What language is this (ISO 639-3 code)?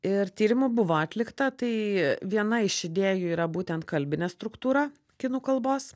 lit